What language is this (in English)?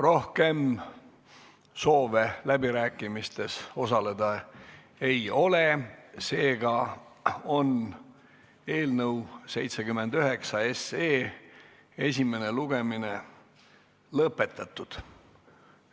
Estonian